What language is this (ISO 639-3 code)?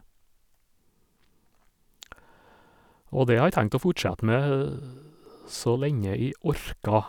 nor